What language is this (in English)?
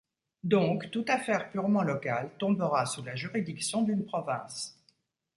French